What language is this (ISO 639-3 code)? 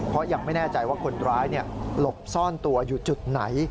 tha